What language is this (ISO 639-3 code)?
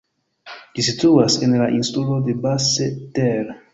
epo